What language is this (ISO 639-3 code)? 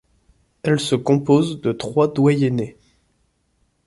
fra